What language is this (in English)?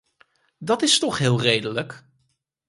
Dutch